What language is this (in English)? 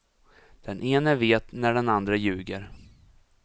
Swedish